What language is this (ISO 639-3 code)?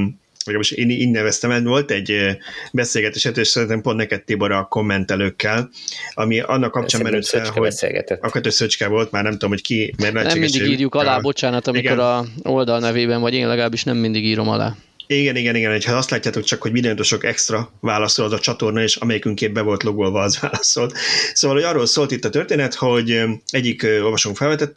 hun